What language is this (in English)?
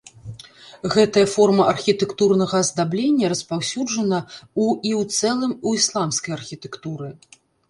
Belarusian